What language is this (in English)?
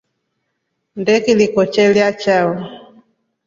Rombo